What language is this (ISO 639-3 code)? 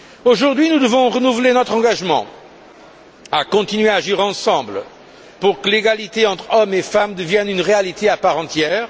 fra